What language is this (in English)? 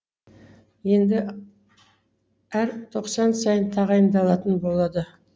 Kazakh